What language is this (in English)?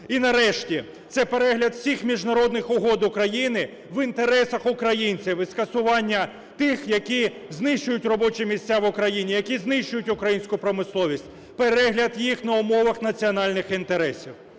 Ukrainian